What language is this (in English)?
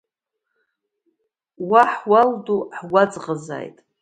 Abkhazian